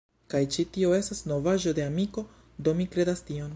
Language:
Esperanto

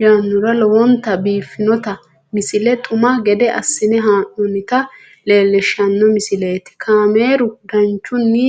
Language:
Sidamo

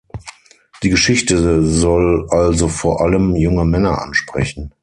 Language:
German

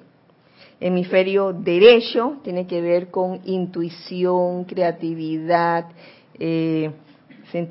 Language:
Spanish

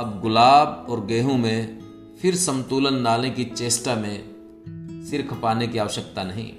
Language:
Hindi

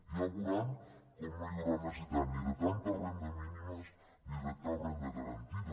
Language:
Catalan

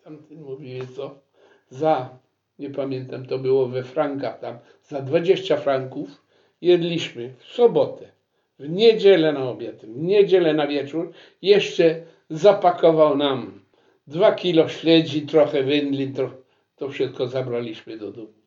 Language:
Polish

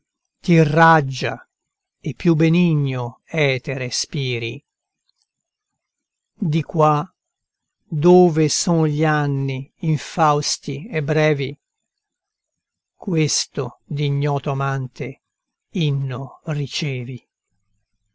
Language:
Italian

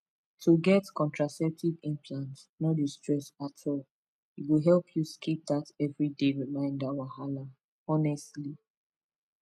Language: Nigerian Pidgin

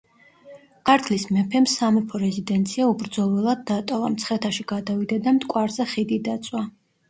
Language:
Georgian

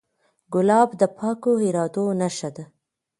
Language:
Pashto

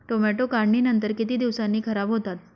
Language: Marathi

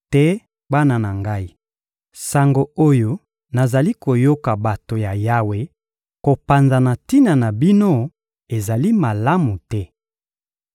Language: Lingala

